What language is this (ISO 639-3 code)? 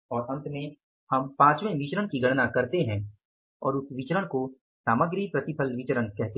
hin